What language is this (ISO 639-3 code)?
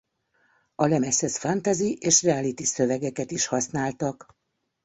hun